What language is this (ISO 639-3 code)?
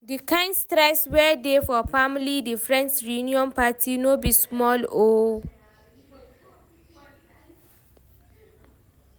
pcm